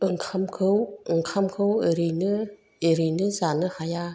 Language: Bodo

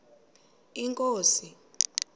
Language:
Xhosa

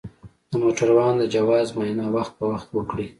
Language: Pashto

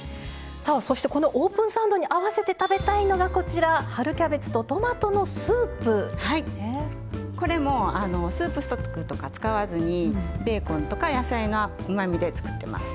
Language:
Japanese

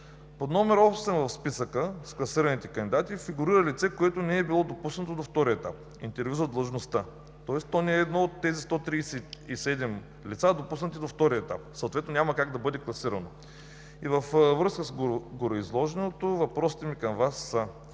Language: Bulgarian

